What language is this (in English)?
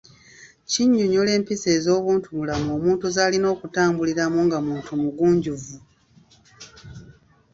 Ganda